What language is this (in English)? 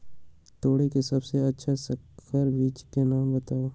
Magahi